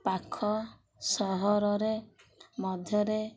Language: Odia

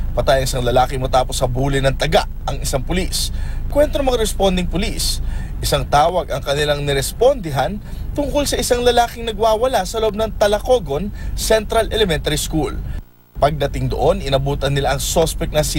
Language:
Filipino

